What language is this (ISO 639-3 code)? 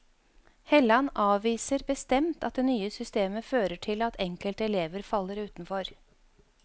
nor